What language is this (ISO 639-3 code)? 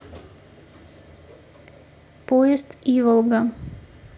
rus